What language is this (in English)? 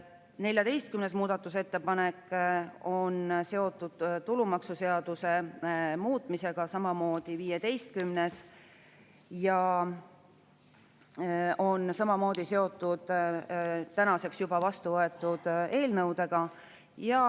Estonian